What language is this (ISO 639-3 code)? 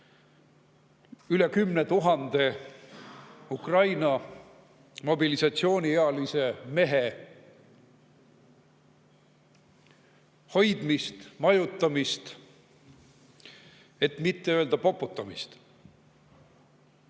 est